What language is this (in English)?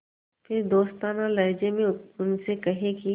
Hindi